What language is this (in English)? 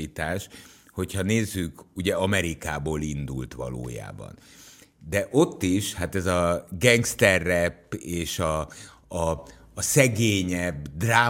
Hungarian